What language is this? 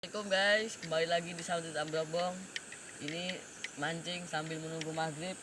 Indonesian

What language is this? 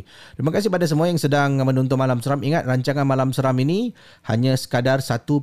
Malay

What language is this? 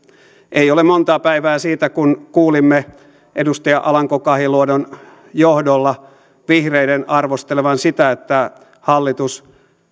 Finnish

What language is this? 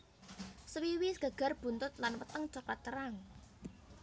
Javanese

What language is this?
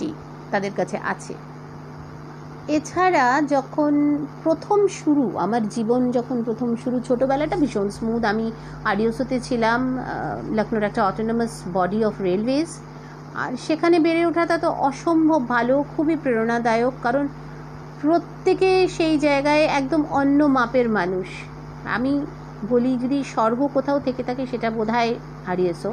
Bangla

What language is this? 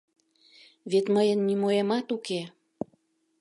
Mari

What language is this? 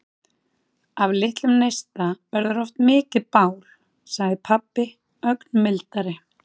Icelandic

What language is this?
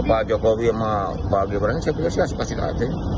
Indonesian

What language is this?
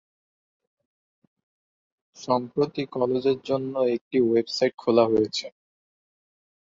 Bangla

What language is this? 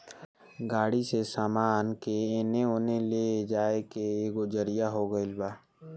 Bhojpuri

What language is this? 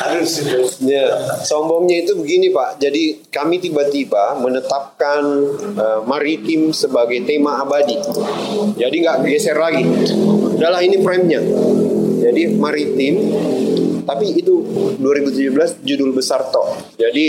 Indonesian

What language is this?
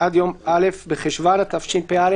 Hebrew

